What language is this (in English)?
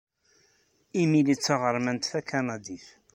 Kabyle